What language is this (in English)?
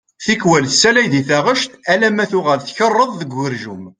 Kabyle